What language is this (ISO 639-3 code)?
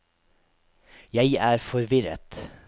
nor